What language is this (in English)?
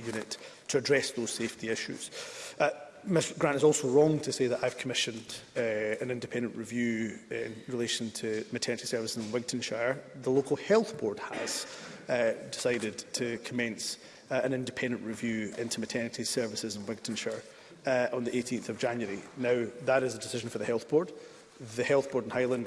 English